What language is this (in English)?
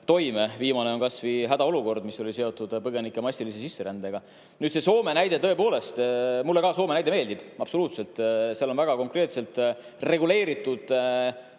Estonian